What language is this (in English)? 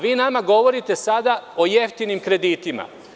Serbian